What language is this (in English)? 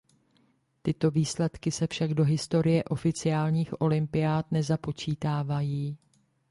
Czech